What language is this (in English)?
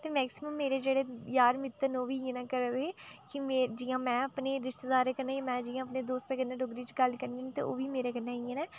Dogri